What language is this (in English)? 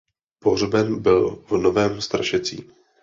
Czech